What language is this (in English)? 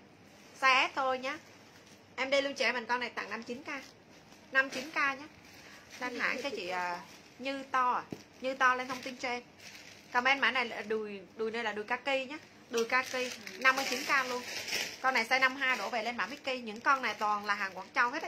Vietnamese